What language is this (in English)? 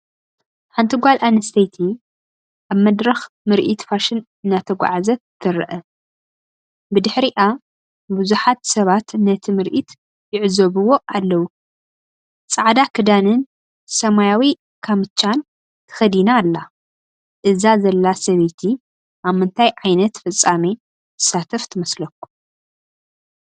Tigrinya